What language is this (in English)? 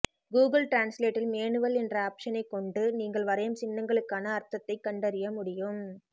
Tamil